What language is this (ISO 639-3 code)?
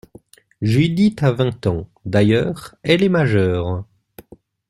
fra